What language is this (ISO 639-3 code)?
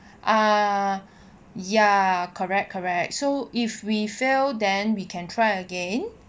eng